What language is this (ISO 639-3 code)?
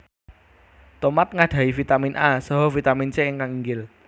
jav